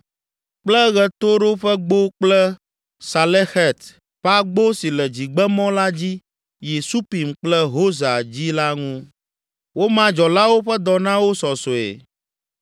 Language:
Ewe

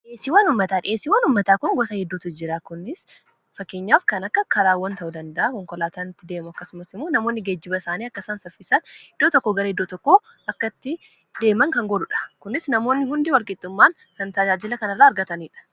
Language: Oromo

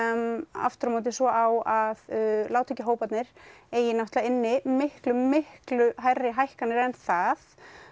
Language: Icelandic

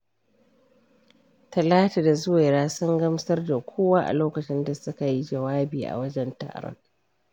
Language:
Hausa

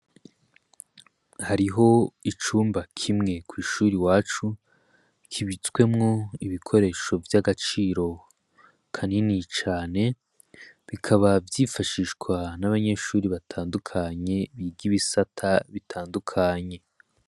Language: Rundi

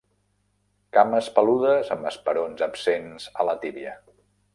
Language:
Catalan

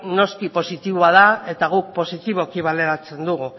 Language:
Basque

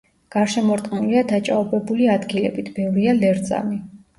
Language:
Georgian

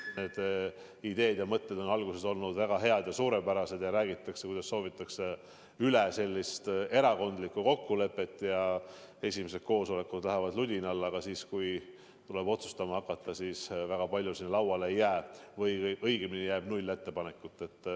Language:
Estonian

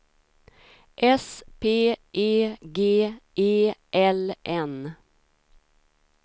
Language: Swedish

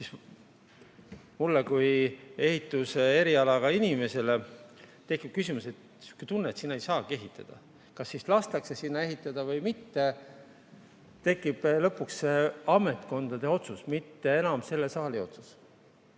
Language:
Estonian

